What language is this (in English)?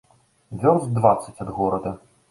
Belarusian